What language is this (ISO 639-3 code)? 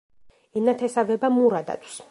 kat